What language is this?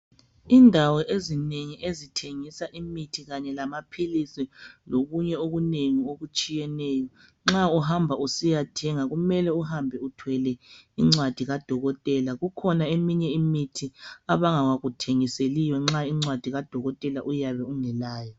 North Ndebele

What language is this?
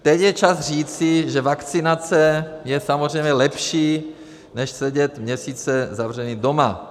Czech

